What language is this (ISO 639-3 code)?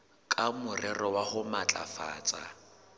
sot